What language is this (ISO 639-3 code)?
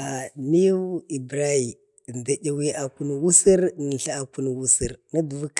bde